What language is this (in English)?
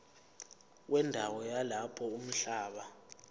Zulu